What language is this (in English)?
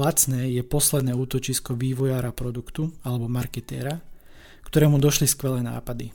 Slovak